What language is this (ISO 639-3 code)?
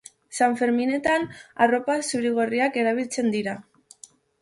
eus